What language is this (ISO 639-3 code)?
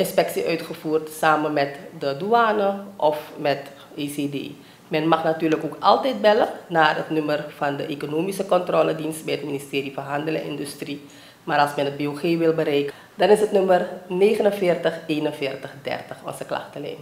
nld